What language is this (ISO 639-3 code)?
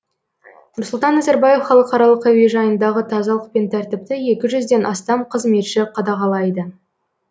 kaz